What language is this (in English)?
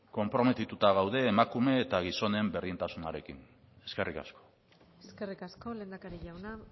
Basque